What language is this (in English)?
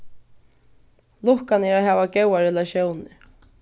Faroese